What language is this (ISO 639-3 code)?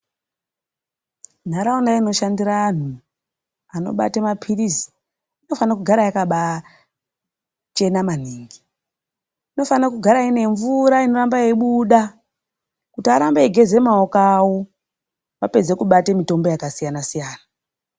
ndc